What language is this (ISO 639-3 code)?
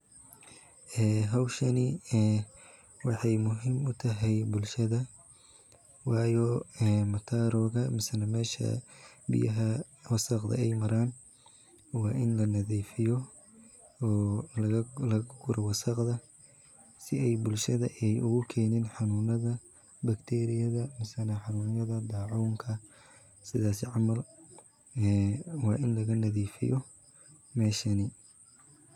som